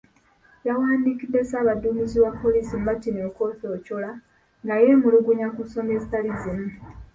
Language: Ganda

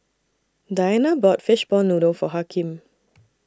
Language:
English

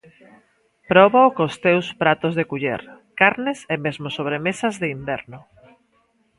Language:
Galician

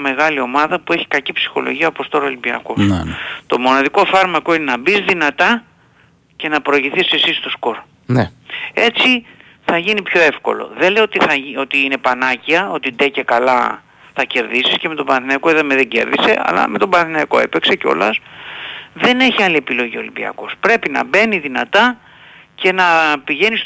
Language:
Greek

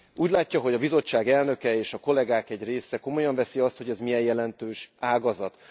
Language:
Hungarian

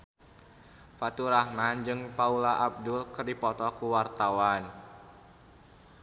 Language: Sundanese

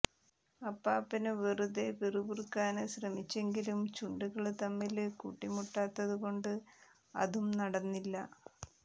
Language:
Malayalam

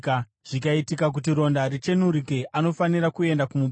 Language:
Shona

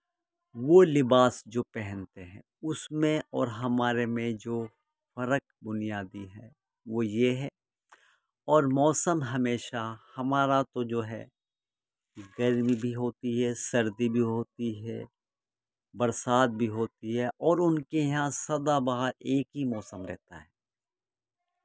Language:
Urdu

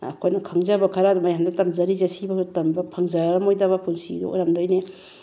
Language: Manipuri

